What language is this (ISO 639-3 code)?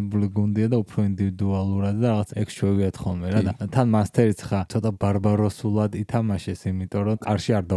ron